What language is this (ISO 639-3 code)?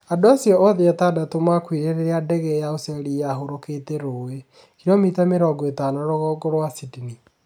kik